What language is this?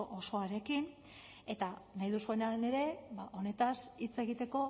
Basque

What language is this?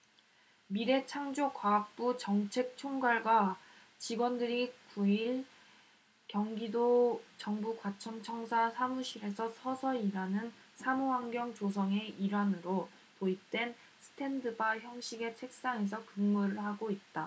Korean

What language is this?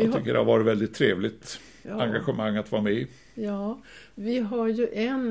Swedish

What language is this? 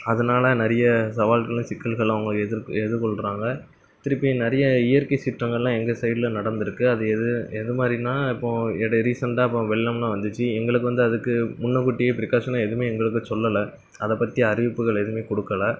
Tamil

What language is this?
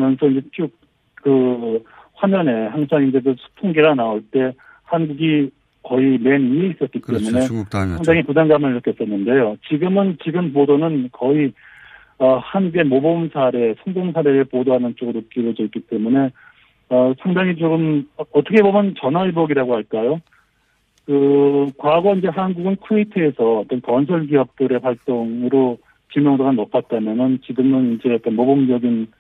Korean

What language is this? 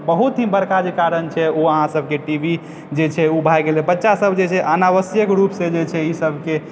Maithili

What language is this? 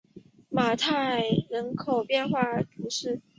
Chinese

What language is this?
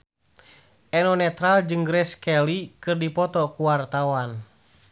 Sundanese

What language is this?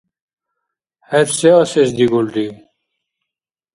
Dargwa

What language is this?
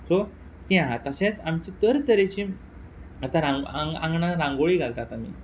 Konkani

